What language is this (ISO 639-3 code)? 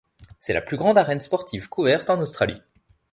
fra